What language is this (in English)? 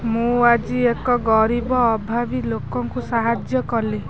Odia